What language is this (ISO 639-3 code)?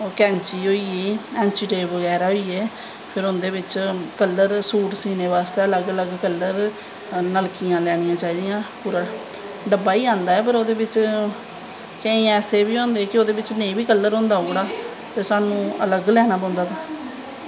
doi